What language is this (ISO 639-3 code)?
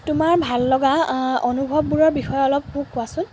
asm